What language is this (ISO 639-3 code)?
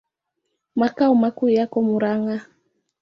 swa